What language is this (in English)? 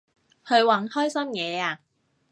Cantonese